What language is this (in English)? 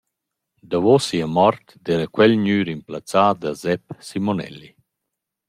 Romansh